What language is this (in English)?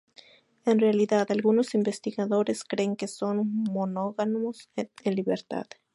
Spanish